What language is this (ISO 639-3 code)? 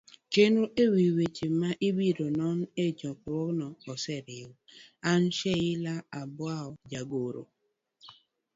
luo